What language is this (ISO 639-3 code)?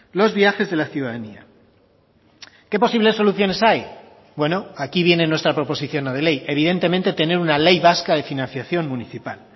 spa